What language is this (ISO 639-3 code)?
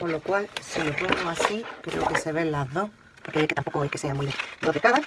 spa